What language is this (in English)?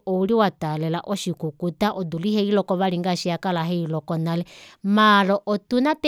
Kuanyama